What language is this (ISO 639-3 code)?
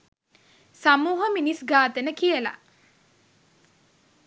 sin